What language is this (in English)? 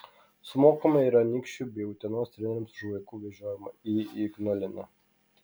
Lithuanian